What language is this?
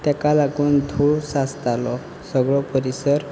Konkani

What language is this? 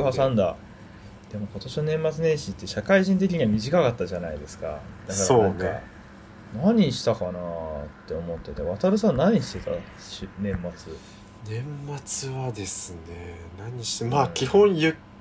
Japanese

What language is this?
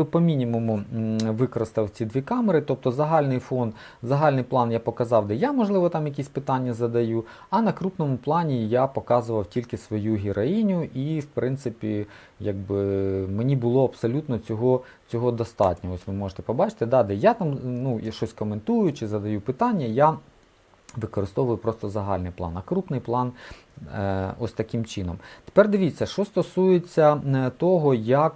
Ukrainian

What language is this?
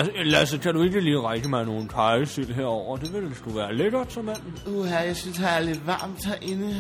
Danish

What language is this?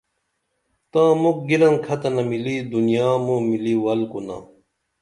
Dameli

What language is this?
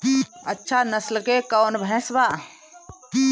Bhojpuri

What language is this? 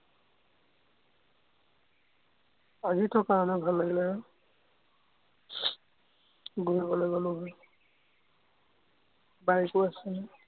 Assamese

